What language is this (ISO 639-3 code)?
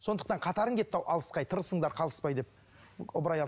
kaz